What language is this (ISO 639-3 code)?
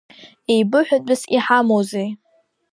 abk